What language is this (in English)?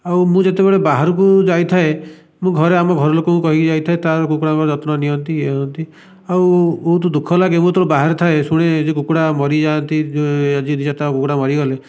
Odia